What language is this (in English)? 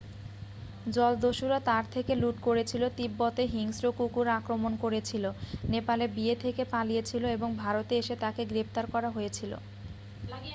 Bangla